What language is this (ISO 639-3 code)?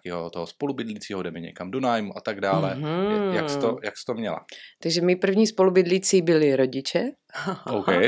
ces